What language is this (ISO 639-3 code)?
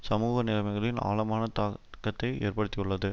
tam